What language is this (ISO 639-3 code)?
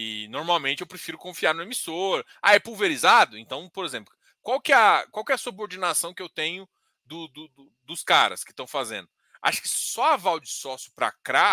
por